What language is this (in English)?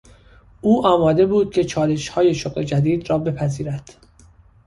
Persian